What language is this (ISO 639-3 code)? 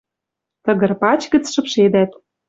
mrj